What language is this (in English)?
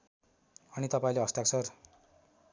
Nepali